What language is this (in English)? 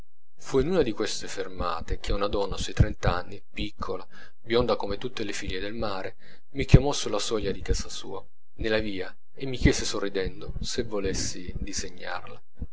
Italian